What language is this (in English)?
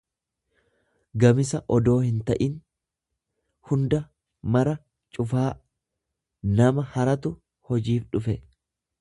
Oromo